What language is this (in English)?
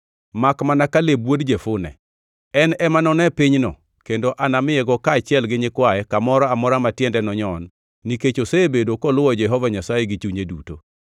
Luo (Kenya and Tanzania)